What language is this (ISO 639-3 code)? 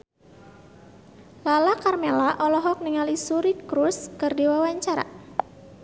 sun